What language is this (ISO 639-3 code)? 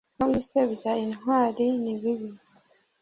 kin